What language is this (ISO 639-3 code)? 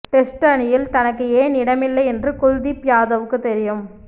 tam